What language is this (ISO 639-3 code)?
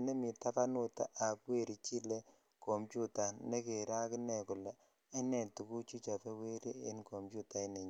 kln